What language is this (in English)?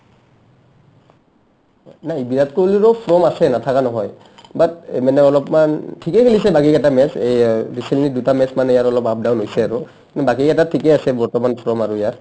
Assamese